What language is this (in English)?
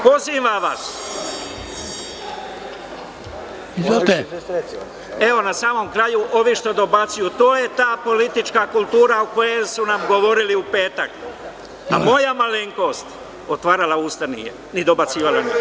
Serbian